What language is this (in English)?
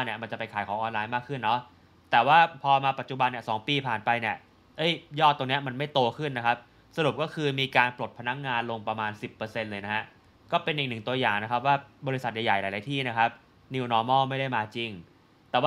Thai